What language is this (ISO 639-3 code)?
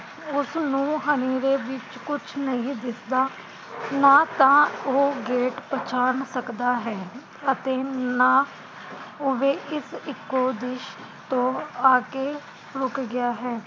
pan